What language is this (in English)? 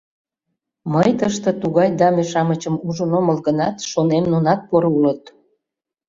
Mari